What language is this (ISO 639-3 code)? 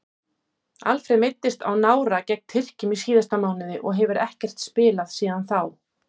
isl